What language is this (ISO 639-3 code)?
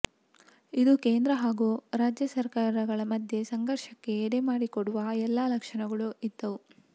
kan